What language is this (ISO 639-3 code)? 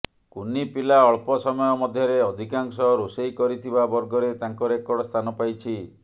ori